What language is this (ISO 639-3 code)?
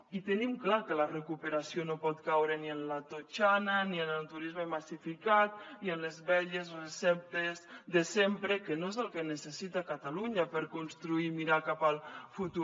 cat